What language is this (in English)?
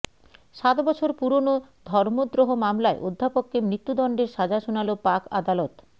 Bangla